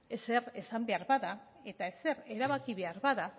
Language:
Basque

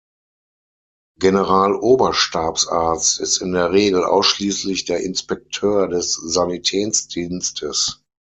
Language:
German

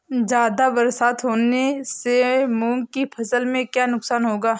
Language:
Hindi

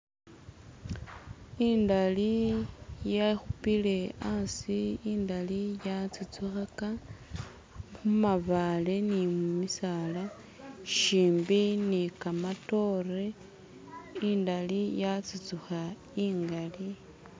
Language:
Masaaba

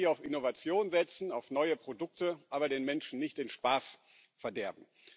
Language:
German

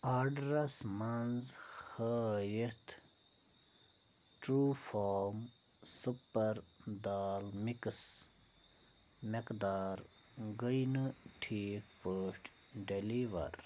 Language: Kashmiri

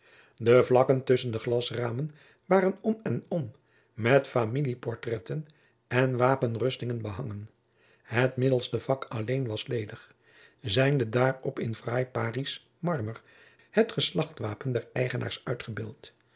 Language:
Dutch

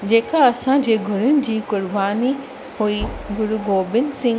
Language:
Sindhi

